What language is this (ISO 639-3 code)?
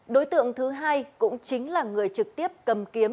vie